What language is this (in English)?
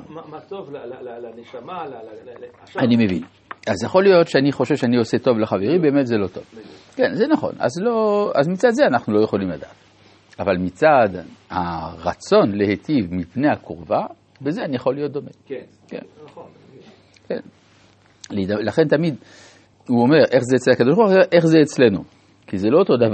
Hebrew